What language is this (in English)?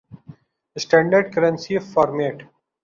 Urdu